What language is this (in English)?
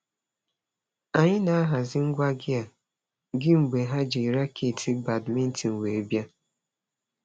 Igbo